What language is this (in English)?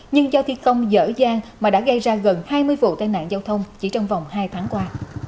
Vietnamese